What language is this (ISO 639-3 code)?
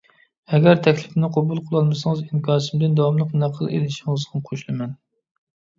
uig